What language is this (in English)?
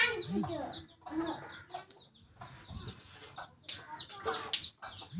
Magahi